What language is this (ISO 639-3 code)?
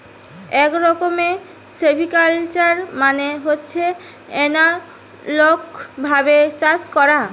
ben